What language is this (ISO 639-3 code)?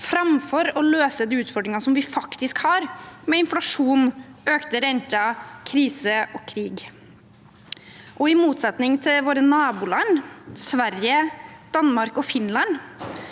nor